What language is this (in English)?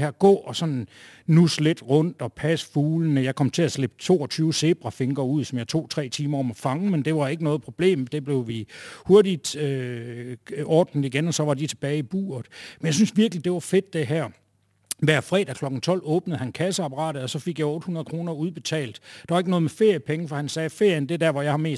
Danish